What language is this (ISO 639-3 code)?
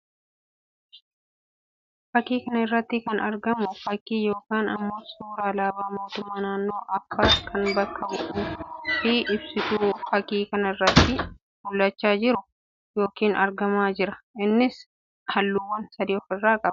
orm